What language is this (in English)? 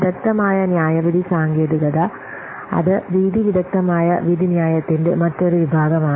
Malayalam